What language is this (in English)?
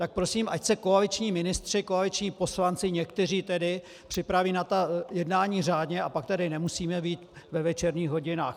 Czech